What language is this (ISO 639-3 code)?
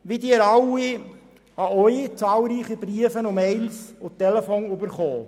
gsw